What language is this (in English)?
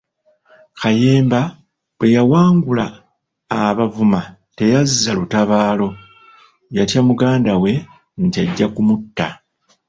Ganda